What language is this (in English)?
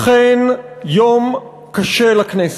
Hebrew